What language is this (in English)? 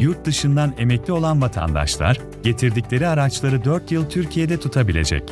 Turkish